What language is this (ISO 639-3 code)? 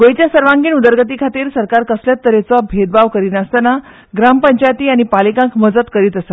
kok